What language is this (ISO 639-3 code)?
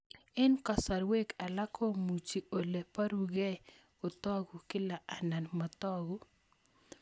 kln